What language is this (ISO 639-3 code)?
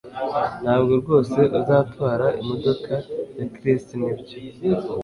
kin